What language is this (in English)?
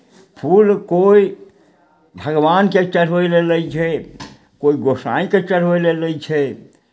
Maithili